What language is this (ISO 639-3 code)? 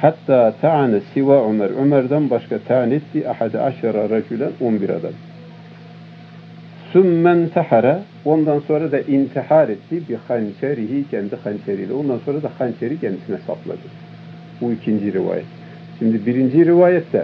tur